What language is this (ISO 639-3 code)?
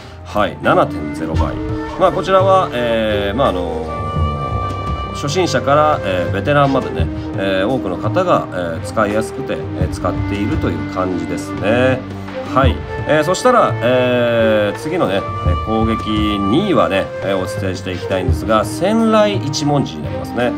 jpn